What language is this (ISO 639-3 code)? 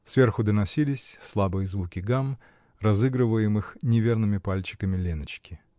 rus